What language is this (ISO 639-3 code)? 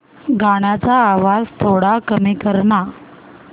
mar